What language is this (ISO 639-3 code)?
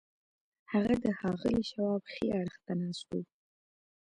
pus